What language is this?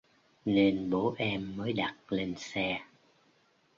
Vietnamese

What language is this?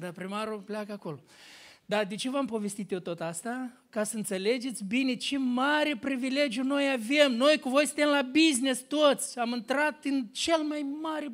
Romanian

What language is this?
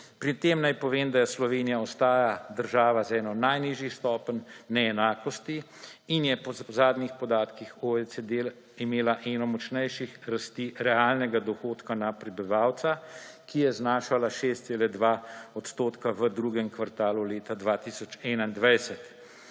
Slovenian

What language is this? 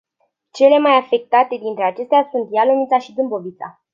Romanian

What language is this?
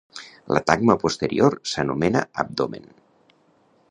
Catalan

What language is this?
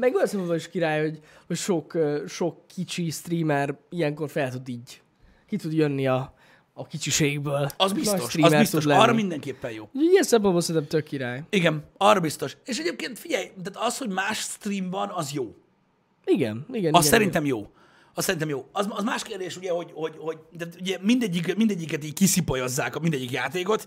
Hungarian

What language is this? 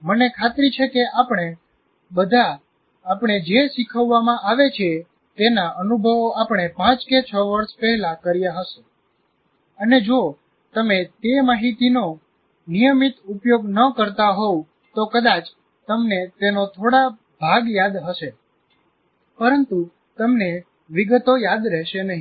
Gujarati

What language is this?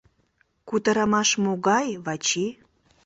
Mari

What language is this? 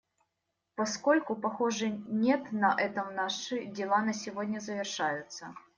Russian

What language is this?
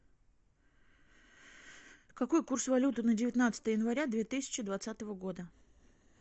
Russian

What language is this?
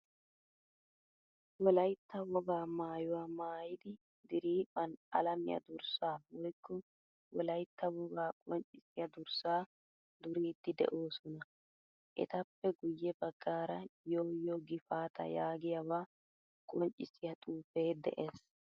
Wolaytta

